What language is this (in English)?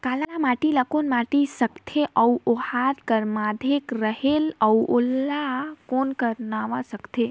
Chhattisgarhi